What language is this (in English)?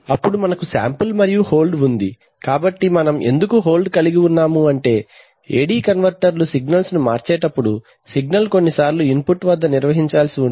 Telugu